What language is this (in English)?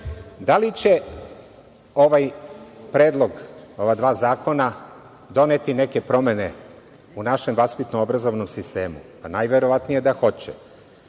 Serbian